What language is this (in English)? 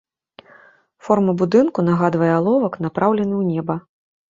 Belarusian